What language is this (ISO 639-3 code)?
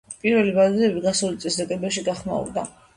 kat